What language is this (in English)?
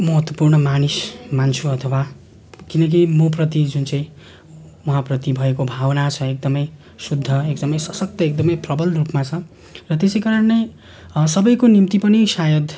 Nepali